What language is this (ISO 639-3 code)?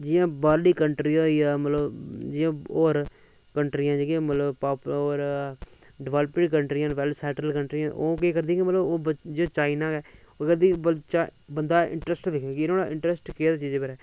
doi